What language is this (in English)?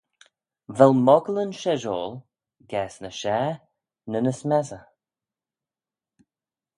Manx